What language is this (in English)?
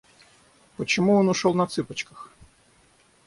Russian